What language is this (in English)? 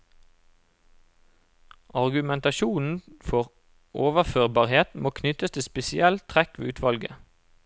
Norwegian